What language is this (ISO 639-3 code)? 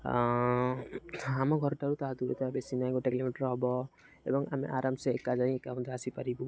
ori